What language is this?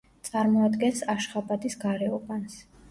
Georgian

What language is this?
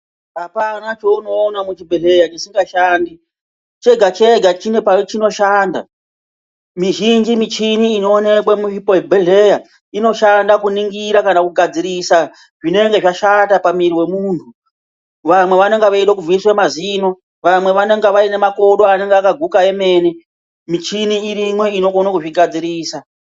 Ndau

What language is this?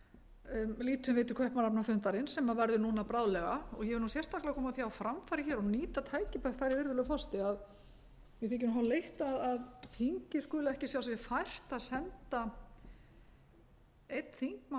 Icelandic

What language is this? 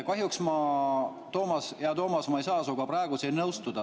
Estonian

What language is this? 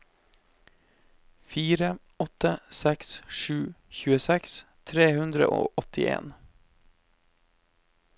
Norwegian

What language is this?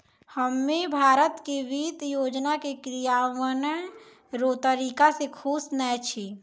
Maithili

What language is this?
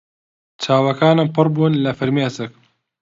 Central Kurdish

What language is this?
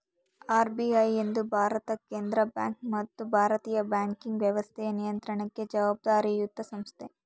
Kannada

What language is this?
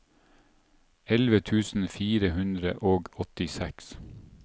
Norwegian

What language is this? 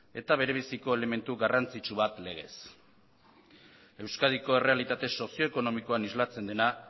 Basque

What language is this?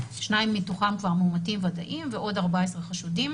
Hebrew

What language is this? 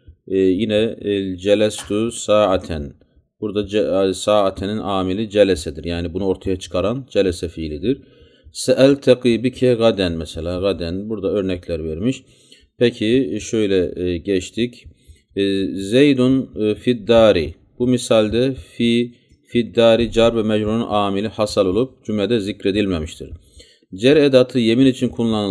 Turkish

